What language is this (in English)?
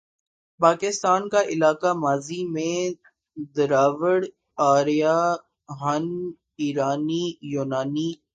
Urdu